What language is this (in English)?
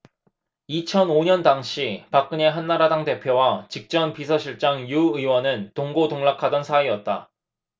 Korean